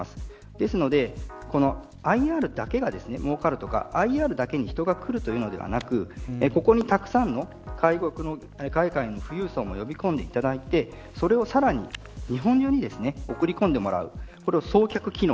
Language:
Japanese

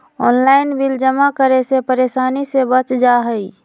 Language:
Magahi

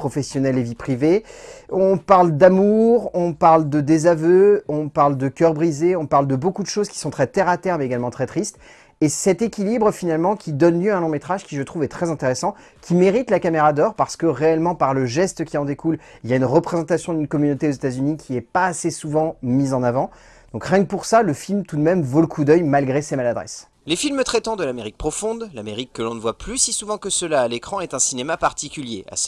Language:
French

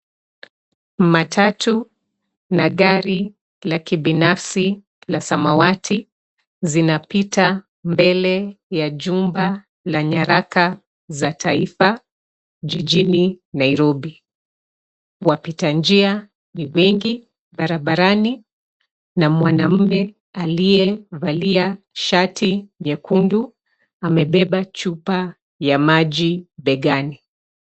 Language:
Swahili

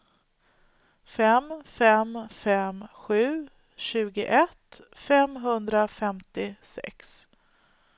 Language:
Swedish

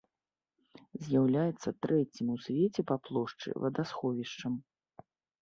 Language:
Belarusian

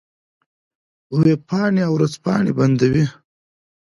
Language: Pashto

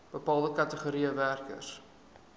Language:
Afrikaans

